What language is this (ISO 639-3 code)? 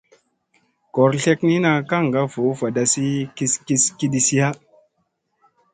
mse